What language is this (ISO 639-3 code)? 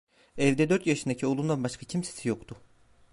tur